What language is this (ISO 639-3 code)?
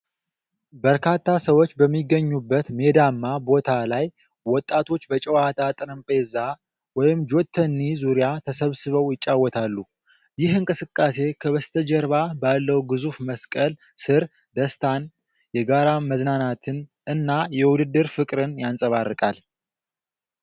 amh